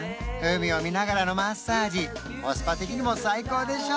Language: Japanese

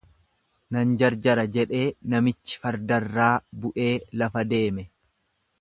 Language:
Oromo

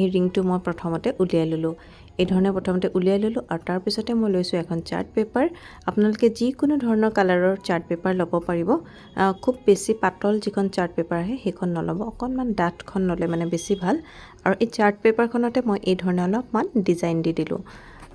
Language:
Assamese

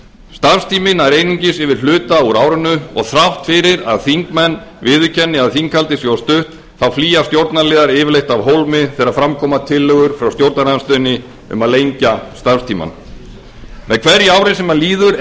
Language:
Icelandic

